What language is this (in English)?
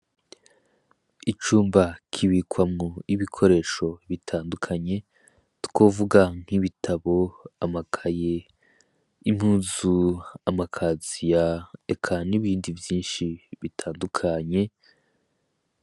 Rundi